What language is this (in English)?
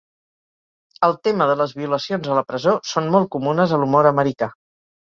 Catalan